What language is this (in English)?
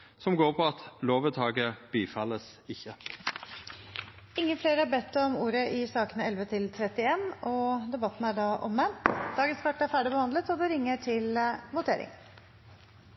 Norwegian